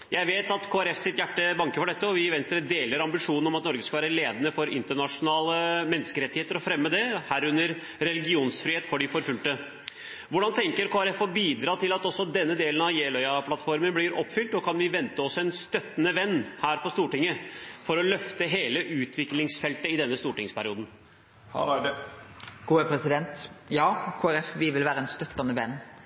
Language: Norwegian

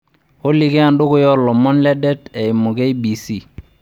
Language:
Masai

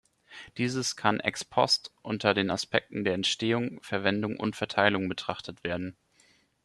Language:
German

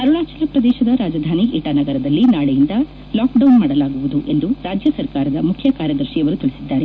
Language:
Kannada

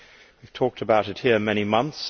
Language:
English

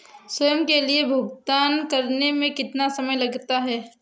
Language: Hindi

